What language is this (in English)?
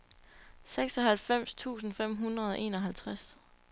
Danish